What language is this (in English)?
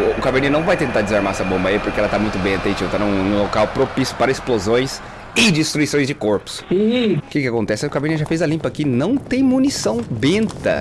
Portuguese